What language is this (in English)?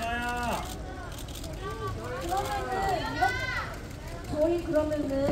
Korean